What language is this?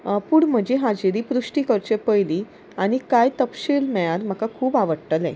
Konkani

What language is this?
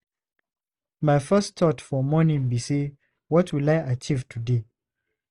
Nigerian Pidgin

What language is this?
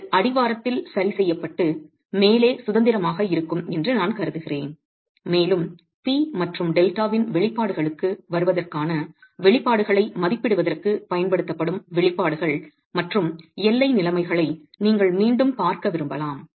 Tamil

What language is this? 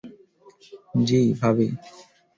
Bangla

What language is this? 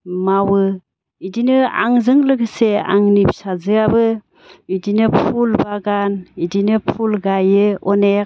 Bodo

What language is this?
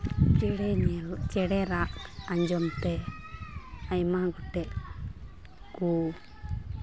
Santali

